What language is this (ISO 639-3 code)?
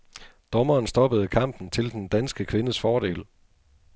dan